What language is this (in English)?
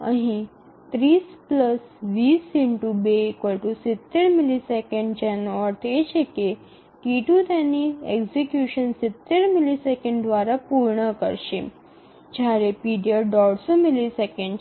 Gujarati